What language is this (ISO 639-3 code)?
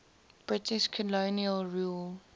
eng